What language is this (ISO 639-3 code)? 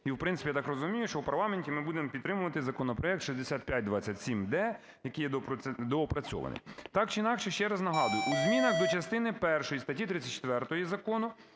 ukr